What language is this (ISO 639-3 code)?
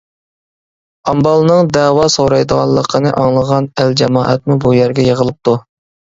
uig